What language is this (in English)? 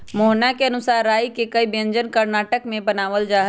Magahi